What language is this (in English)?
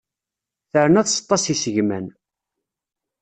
Kabyle